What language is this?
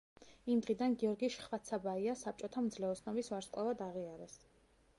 Georgian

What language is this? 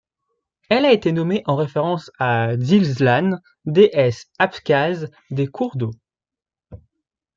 French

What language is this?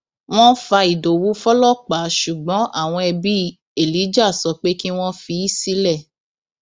Yoruba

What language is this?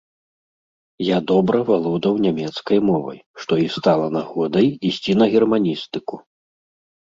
Belarusian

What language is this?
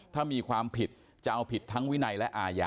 Thai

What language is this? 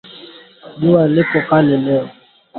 Swahili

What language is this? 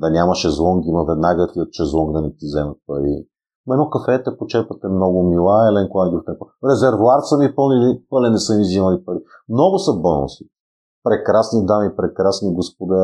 Bulgarian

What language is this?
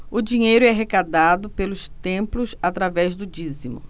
Portuguese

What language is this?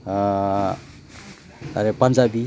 Bodo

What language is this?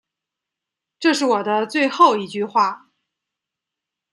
Chinese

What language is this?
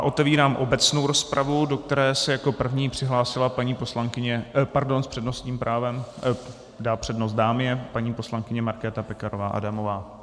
Czech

